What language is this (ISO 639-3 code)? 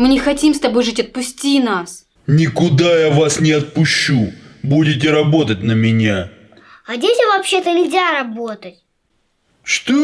rus